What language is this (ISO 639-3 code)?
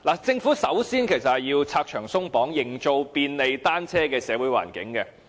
yue